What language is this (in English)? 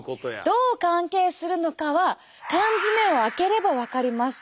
Japanese